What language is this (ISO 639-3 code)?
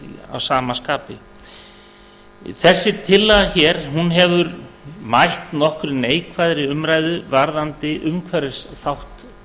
isl